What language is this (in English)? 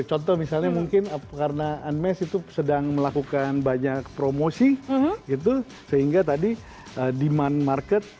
Indonesian